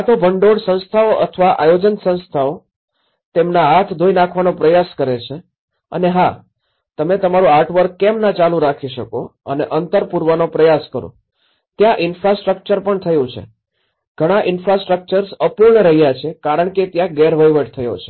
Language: Gujarati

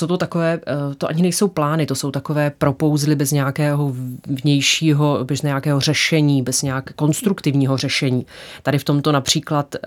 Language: Czech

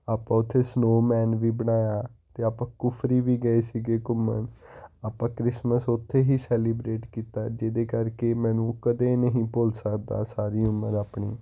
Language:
Punjabi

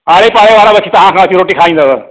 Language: Sindhi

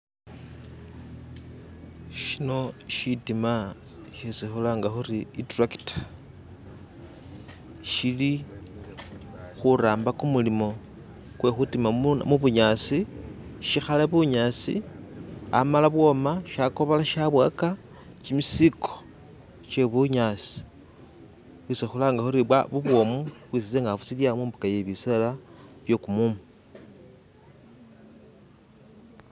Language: Masaaba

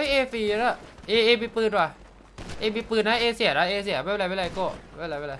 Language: Thai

